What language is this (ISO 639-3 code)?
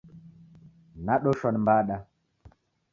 dav